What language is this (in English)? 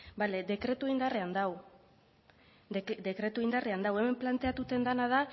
Basque